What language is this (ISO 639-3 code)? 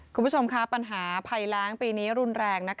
tha